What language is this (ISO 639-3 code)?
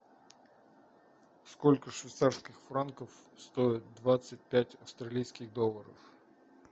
rus